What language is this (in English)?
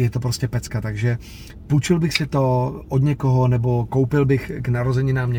Czech